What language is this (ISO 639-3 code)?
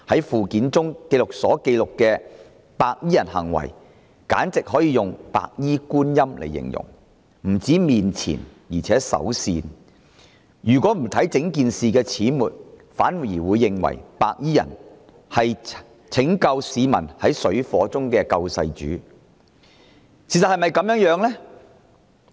yue